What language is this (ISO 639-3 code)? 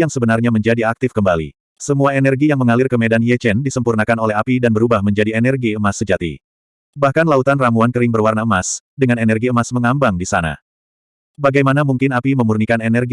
ind